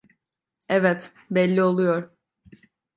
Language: Turkish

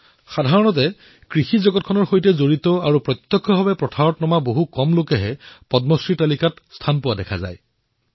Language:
Assamese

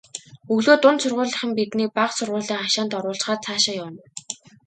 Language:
Mongolian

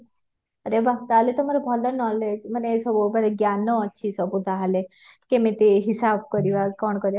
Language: Odia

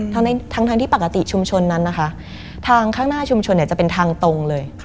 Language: Thai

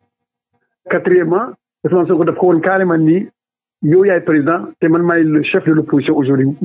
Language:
French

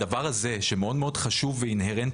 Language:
Hebrew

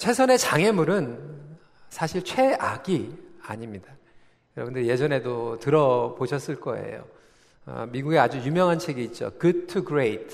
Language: Korean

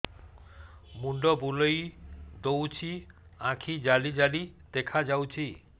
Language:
Odia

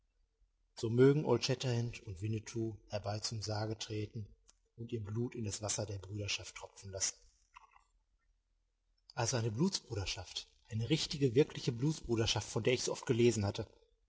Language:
German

